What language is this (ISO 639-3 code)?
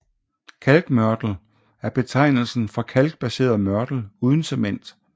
dan